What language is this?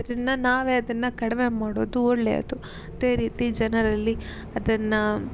Kannada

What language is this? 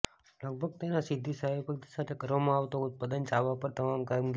Gujarati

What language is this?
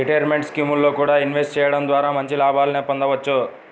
Telugu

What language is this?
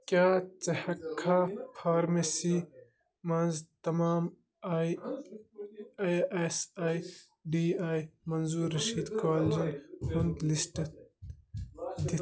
Kashmiri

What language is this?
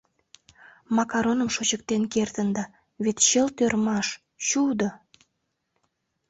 Mari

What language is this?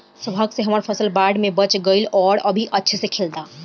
Bhojpuri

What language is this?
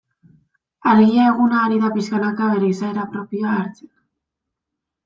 Basque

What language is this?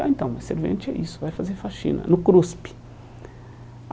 Portuguese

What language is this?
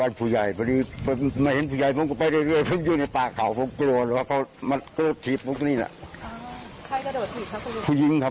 Thai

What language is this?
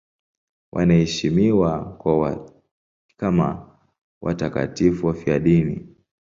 Swahili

